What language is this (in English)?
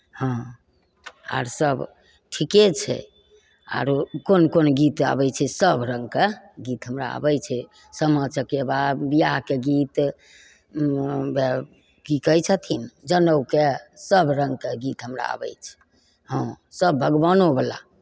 Maithili